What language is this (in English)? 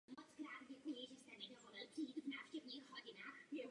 Czech